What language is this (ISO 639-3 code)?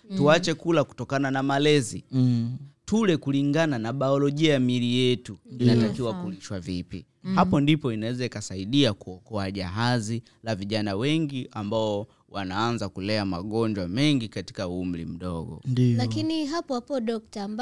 swa